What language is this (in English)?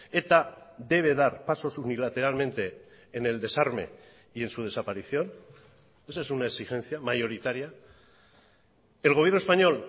Spanish